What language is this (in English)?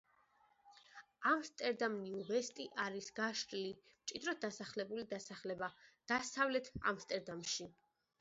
Georgian